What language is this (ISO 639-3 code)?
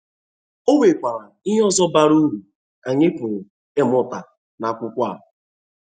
ibo